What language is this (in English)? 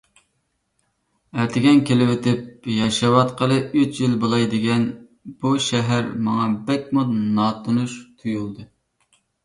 Uyghur